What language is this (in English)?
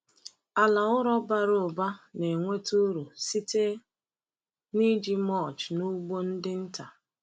Igbo